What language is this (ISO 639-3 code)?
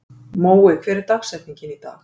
isl